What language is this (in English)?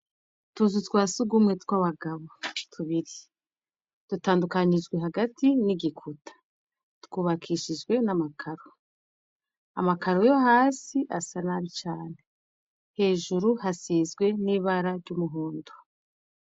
Rundi